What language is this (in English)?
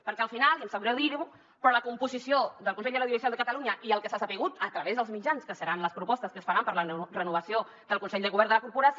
Catalan